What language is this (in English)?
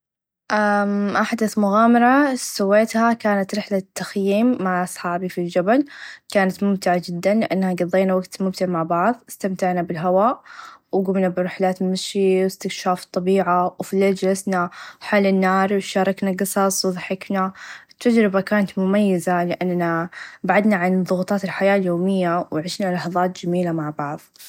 Najdi Arabic